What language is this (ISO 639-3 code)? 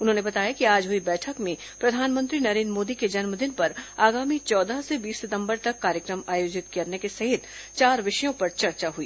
hin